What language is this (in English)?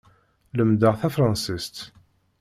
Kabyle